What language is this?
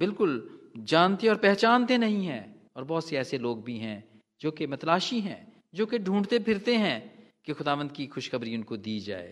Hindi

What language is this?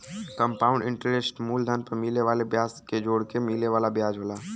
Bhojpuri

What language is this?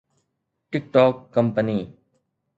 Sindhi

